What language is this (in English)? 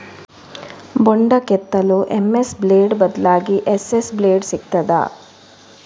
Kannada